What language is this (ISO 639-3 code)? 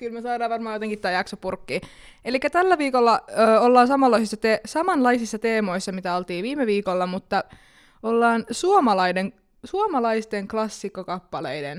fin